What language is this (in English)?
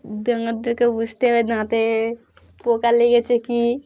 Bangla